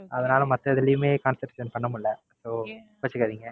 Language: Tamil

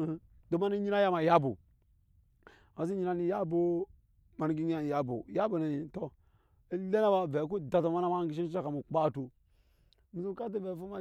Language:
Nyankpa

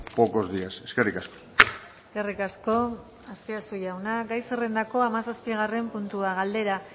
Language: Basque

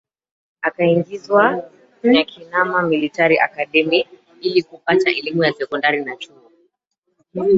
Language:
Swahili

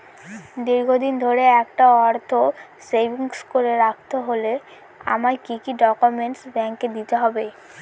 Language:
Bangla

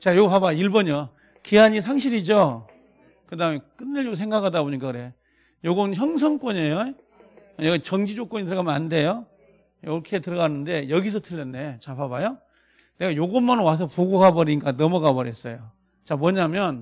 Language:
Korean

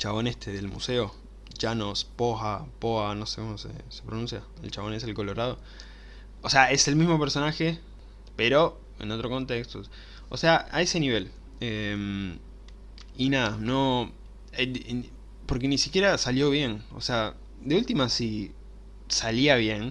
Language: Spanish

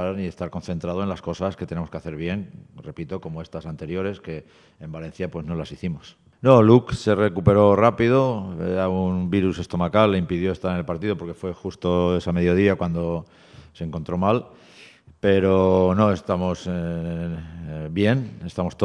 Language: Spanish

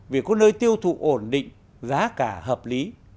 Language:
Vietnamese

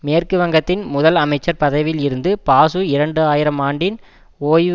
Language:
Tamil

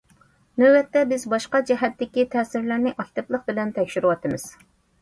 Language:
Uyghur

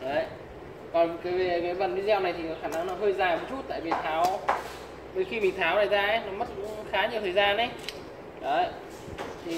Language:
Vietnamese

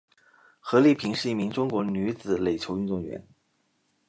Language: Chinese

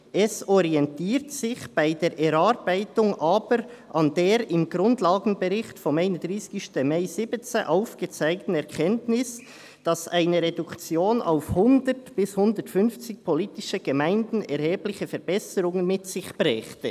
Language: Swiss German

